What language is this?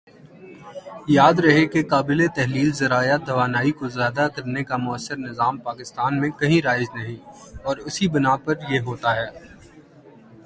Urdu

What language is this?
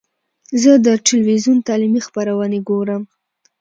Pashto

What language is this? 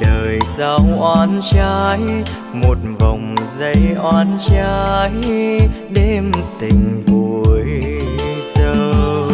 Vietnamese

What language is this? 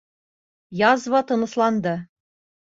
Bashkir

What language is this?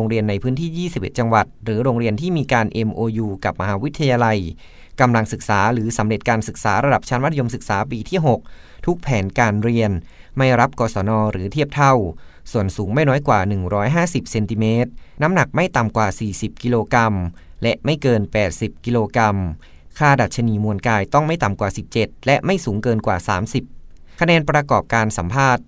Thai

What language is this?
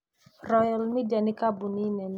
Kikuyu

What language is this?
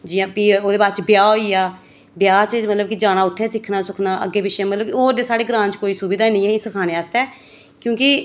Dogri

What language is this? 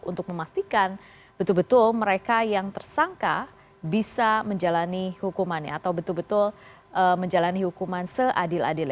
Indonesian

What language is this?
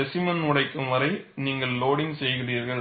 Tamil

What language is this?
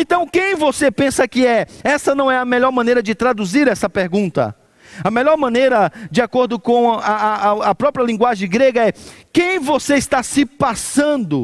Portuguese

